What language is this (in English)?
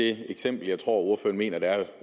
Danish